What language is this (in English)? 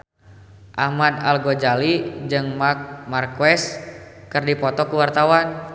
Sundanese